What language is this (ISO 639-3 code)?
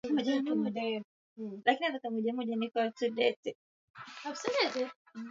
swa